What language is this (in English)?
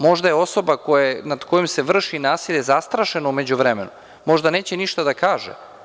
Serbian